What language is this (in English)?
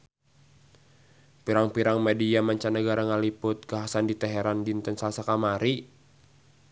Sundanese